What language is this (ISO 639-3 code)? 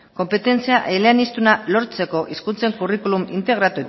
eus